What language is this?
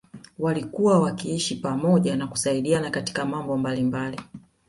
Swahili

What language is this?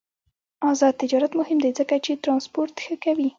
Pashto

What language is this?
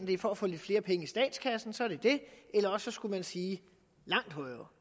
Danish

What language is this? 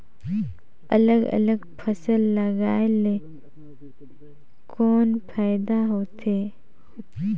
Chhattisgarhi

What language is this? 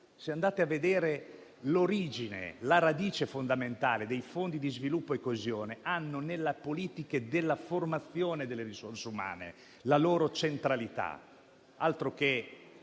Italian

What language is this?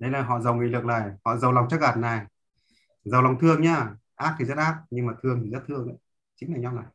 Vietnamese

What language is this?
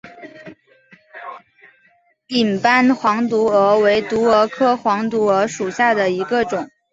Chinese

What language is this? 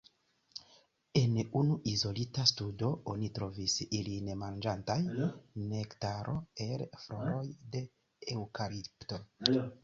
Esperanto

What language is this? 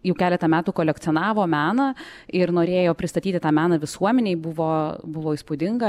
Lithuanian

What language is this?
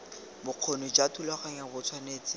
Tswana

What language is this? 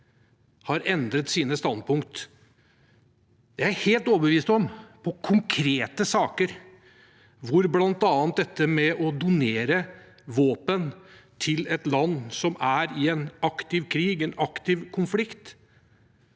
Norwegian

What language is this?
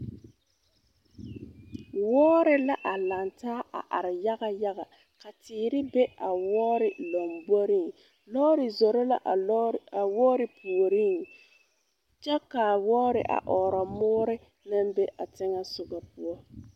Southern Dagaare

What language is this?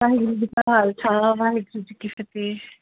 Punjabi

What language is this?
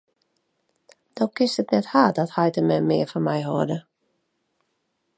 Western Frisian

